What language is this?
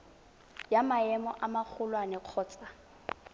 Tswana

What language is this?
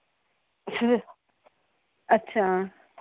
Punjabi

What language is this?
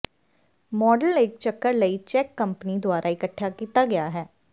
Punjabi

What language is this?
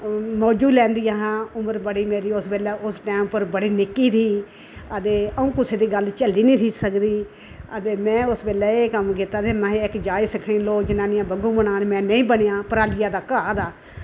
Dogri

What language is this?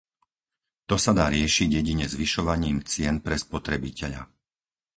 Slovak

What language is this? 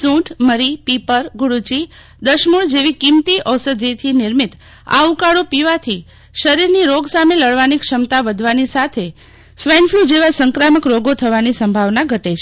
Gujarati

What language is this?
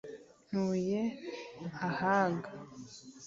Kinyarwanda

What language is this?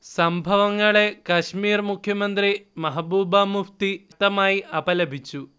Malayalam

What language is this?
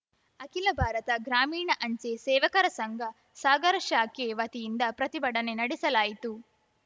Kannada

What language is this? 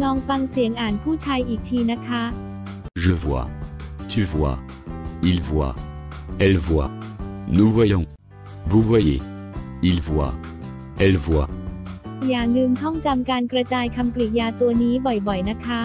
Thai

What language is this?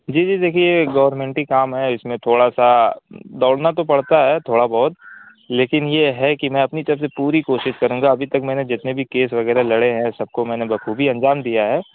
Urdu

